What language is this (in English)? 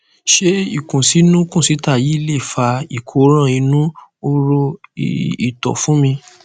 Yoruba